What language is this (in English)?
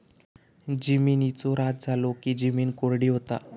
Marathi